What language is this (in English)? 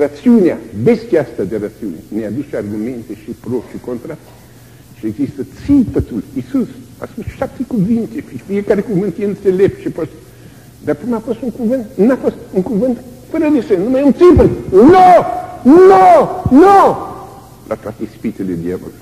Romanian